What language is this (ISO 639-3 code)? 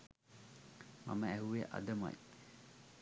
sin